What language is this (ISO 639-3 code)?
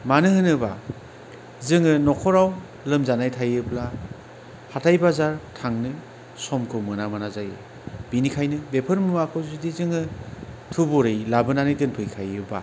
brx